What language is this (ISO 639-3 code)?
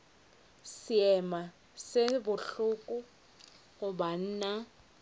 nso